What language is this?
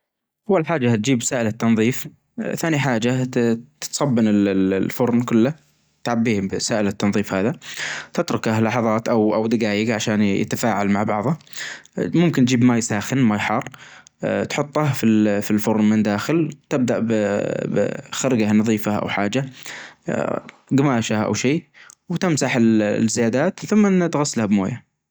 Najdi Arabic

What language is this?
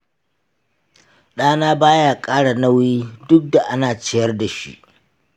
Hausa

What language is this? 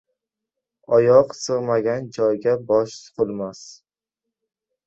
Uzbek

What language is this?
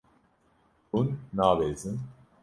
Kurdish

